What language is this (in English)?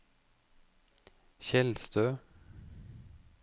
Norwegian